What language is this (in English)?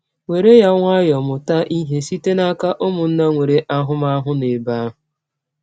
Igbo